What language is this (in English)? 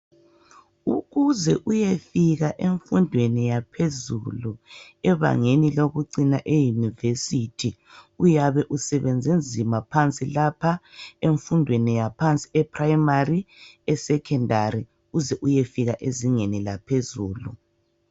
North Ndebele